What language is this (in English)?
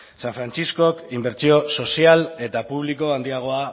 Basque